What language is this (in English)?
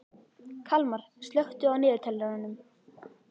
Icelandic